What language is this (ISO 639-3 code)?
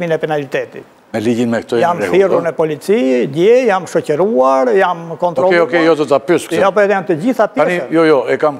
ron